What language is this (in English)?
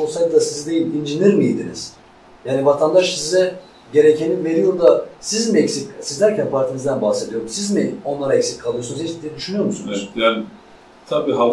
Turkish